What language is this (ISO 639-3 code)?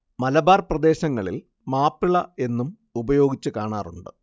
mal